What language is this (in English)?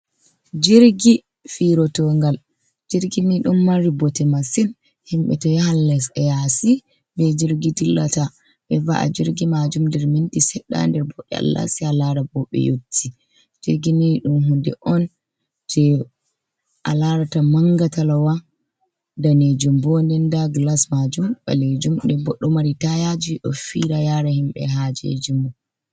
Fula